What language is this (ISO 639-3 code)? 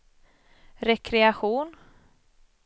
swe